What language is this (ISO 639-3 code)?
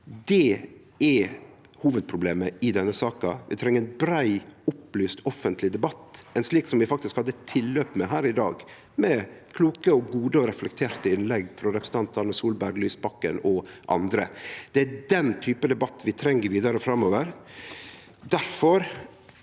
nor